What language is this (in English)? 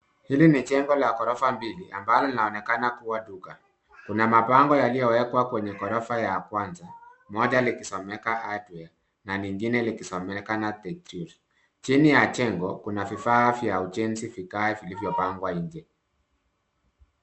Swahili